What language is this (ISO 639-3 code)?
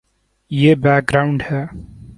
urd